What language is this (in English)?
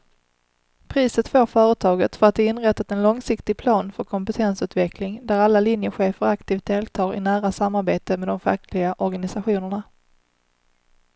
Swedish